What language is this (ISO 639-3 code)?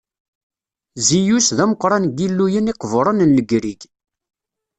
kab